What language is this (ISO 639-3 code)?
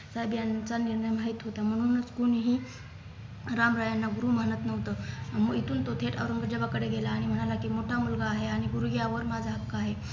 mar